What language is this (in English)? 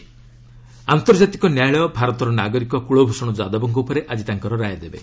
Odia